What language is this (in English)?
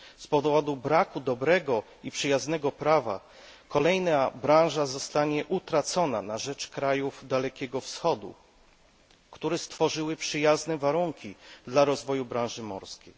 Polish